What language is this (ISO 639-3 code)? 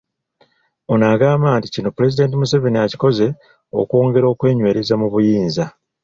lug